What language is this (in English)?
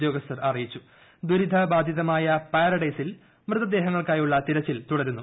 Malayalam